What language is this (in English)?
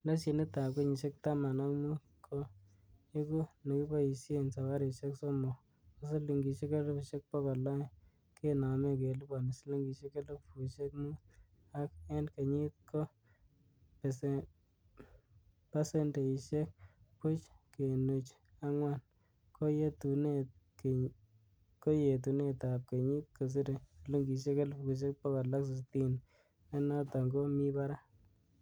Kalenjin